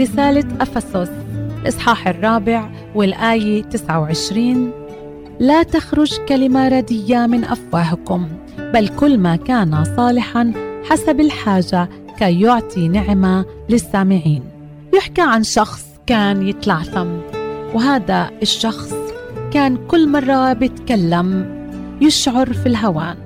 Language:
Arabic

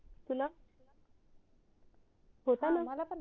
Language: Marathi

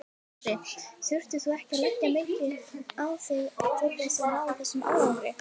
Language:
Icelandic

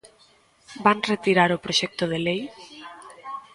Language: Galician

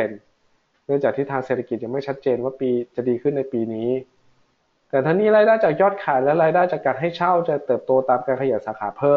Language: Thai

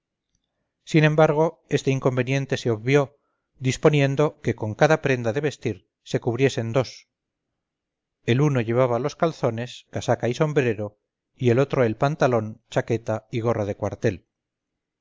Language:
Spanish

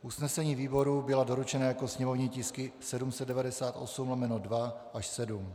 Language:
Czech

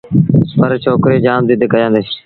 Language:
Sindhi Bhil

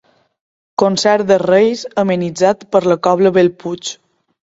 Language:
Catalan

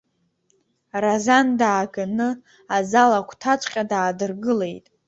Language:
Abkhazian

